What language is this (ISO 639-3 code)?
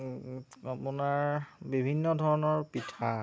asm